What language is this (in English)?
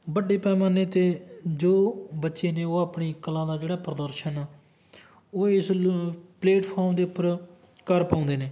Punjabi